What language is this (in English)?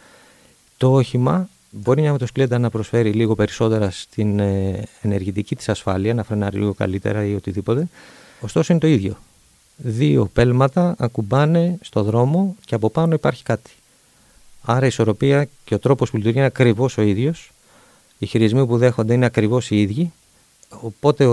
Greek